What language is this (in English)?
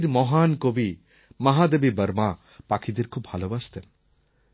Bangla